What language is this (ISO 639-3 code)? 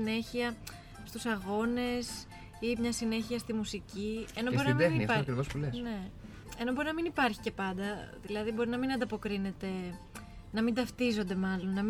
ell